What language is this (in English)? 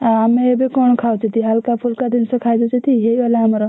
Odia